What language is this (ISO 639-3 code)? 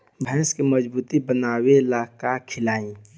bho